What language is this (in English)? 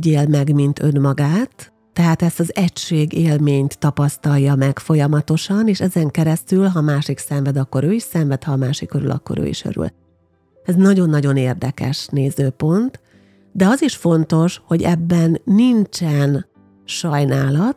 Hungarian